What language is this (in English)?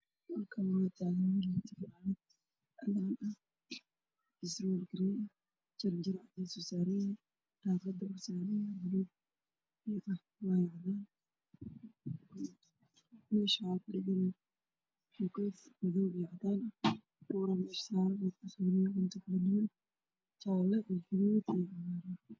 Somali